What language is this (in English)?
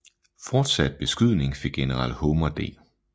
Danish